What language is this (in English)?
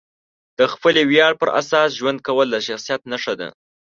Pashto